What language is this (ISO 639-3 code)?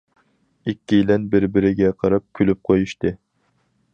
uig